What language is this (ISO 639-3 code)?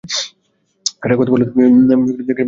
ben